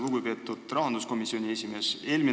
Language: Estonian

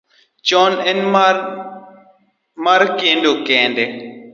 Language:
Luo (Kenya and Tanzania)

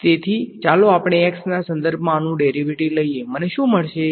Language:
Gujarati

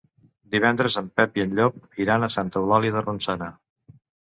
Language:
Catalan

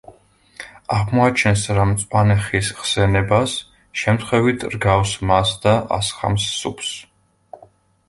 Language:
Georgian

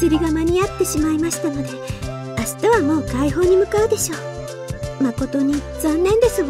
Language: Japanese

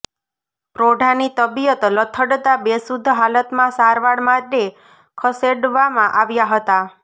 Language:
Gujarati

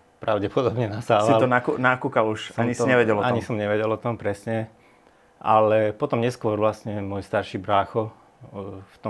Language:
Slovak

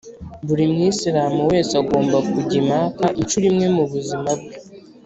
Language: Kinyarwanda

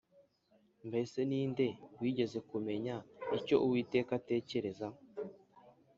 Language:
Kinyarwanda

